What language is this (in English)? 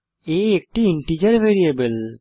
Bangla